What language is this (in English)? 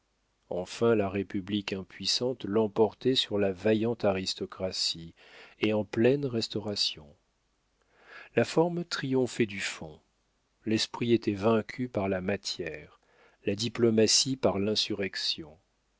French